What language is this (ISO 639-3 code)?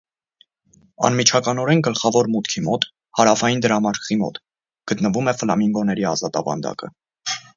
hye